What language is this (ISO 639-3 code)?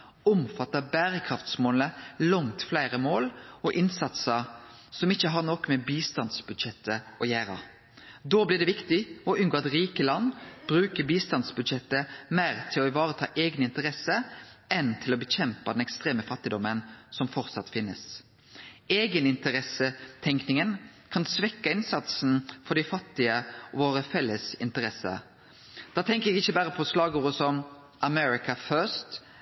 nno